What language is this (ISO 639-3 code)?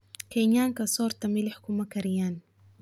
som